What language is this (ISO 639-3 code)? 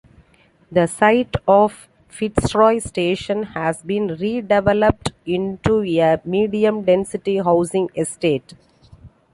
eng